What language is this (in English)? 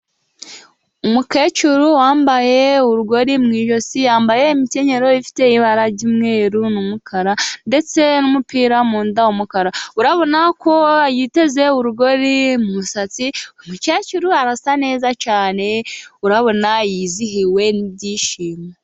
Kinyarwanda